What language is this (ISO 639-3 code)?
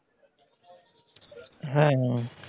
ben